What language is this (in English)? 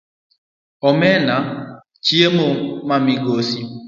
Luo (Kenya and Tanzania)